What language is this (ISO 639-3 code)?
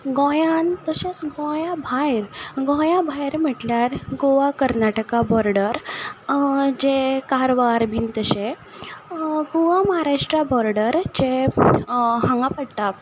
kok